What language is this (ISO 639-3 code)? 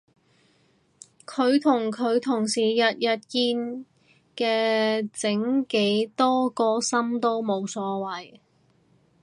yue